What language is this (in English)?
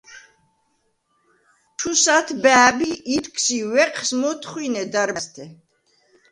Svan